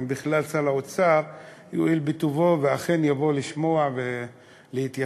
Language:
Hebrew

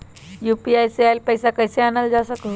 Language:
Magahi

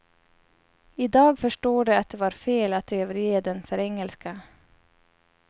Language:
Swedish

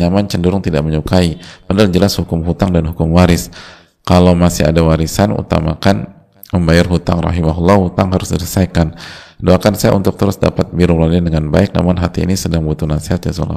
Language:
Indonesian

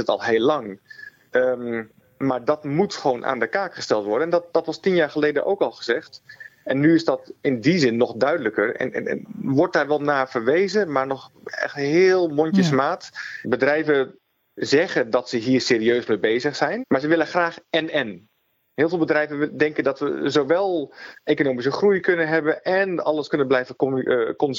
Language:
Dutch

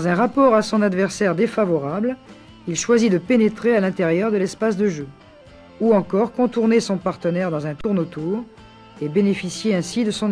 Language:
French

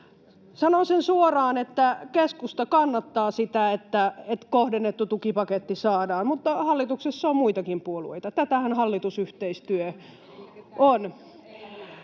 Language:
Finnish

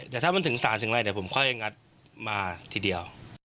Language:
Thai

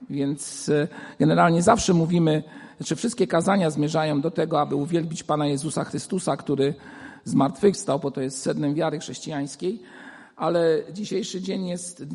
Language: Polish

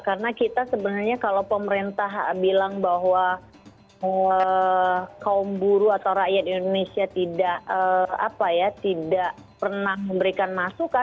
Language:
Indonesian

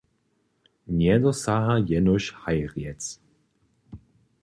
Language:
Upper Sorbian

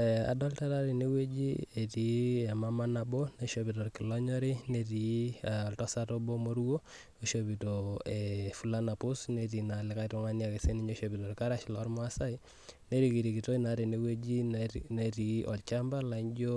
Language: Masai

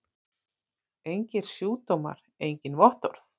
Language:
Icelandic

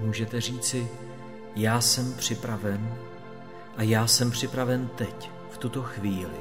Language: Czech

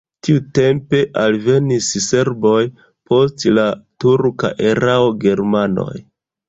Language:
Esperanto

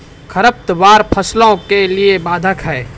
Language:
Maithili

